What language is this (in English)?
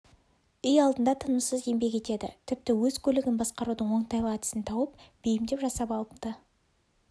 Kazakh